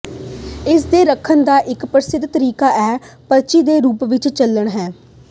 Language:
Punjabi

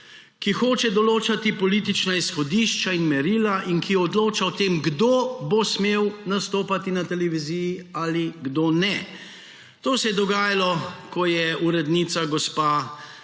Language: Slovenian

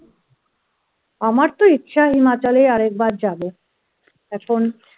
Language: Bangla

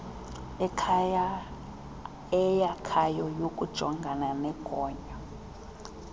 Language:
Xhosa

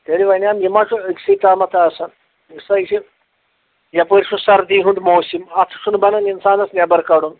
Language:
Kashmiri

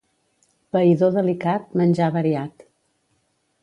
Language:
Catalan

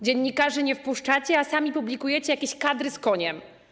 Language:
Polish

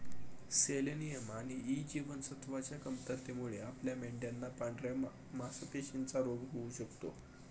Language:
Marathi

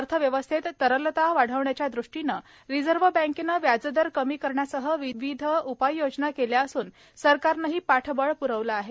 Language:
Marathi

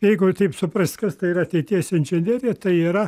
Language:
Lithuanian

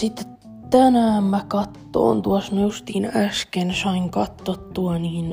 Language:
Finnish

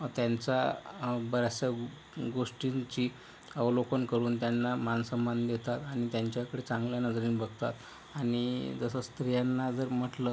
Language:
Marathi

